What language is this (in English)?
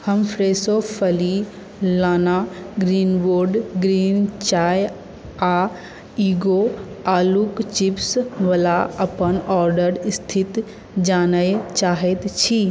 Maithili